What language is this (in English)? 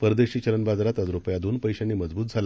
Marathi